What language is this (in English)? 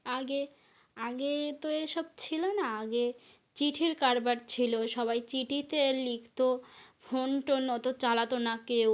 Bangla